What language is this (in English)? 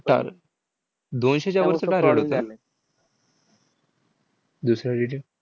Marathi